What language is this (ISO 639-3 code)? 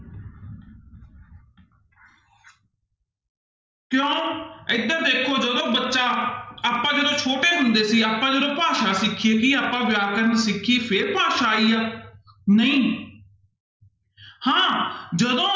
pan